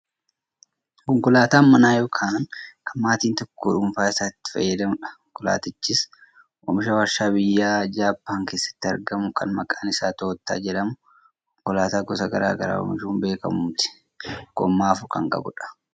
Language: Oromo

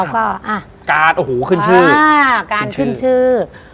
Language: Thai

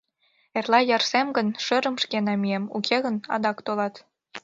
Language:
Mari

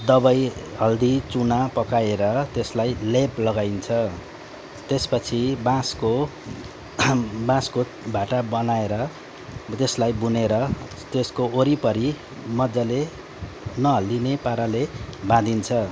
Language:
Nepali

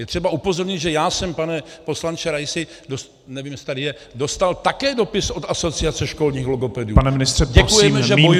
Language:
Czech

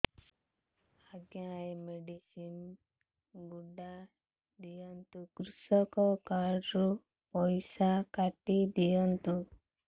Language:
Odia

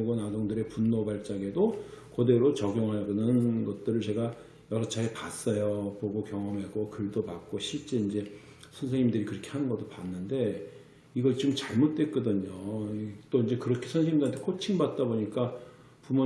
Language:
Korean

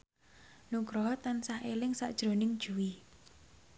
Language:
Javanese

